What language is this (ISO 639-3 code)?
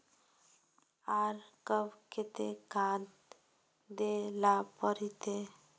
mag